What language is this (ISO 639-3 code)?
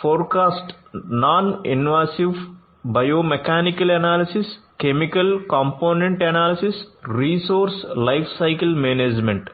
tel